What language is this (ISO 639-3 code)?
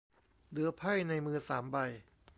tha